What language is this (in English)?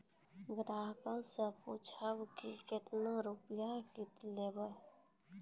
Maithili